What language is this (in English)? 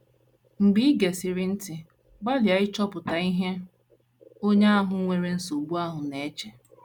Igbo